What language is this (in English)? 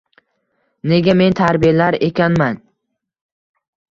Uzbek